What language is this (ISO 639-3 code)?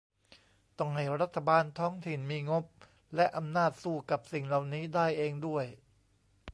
tha